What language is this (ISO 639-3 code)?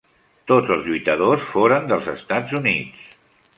cat